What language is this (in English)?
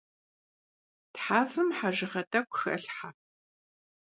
Kabardian